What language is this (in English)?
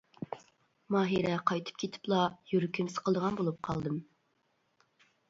Uyghur